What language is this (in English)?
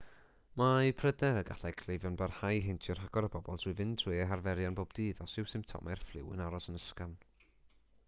Welsh